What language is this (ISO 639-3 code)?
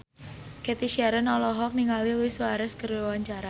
sun